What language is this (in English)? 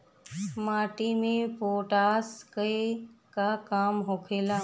Bhojpuri